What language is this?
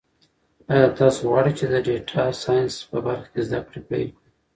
Pashto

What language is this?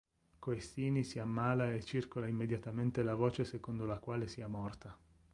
Italian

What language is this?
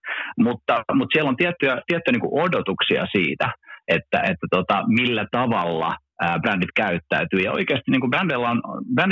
Finnish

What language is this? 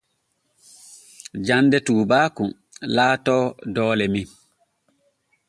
Borgu Fulfulde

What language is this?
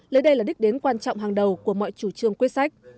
Vietnamese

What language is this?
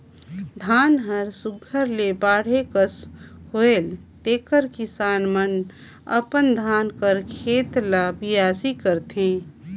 Chhattisgarhi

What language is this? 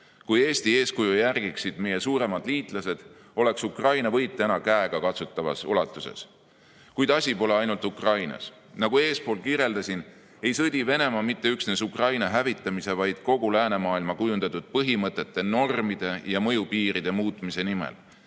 Estonian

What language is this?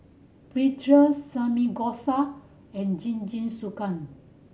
English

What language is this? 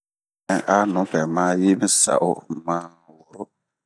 Bomu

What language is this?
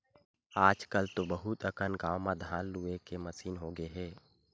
Chhattisgarhi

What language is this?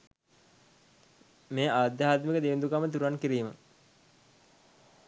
Sinhala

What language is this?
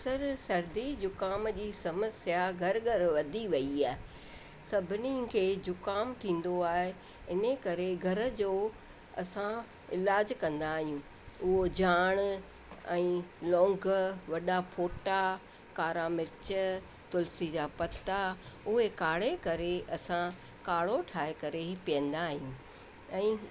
Sindhi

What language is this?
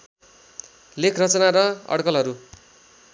Nepali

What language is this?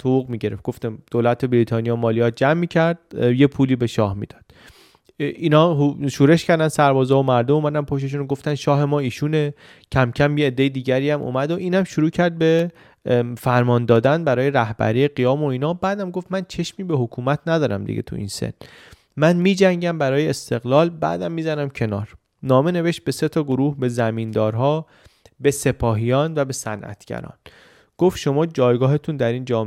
Persian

